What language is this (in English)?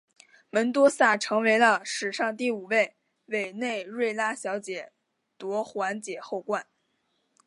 Chinese